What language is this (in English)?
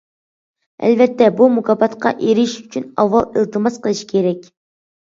Uyghur